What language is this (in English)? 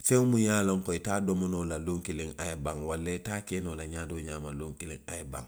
Western Maninkakan